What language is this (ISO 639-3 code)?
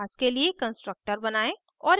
hin